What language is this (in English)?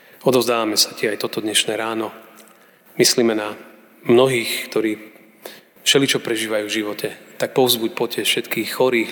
Slovak